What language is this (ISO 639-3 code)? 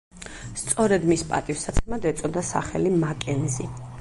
kat